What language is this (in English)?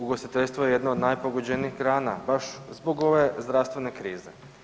Croatian